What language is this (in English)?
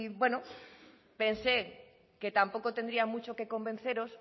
Spanish